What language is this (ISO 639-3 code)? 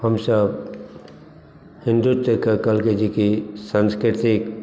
mai